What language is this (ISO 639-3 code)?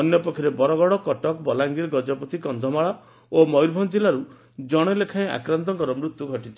ori